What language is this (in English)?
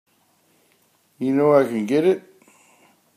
English